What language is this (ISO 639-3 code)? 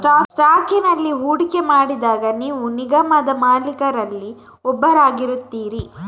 kan